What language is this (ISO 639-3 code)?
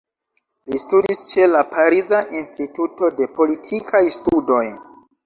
epo